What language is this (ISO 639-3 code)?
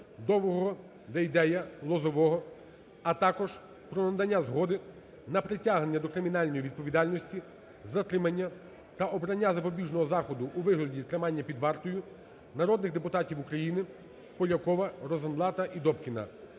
ukr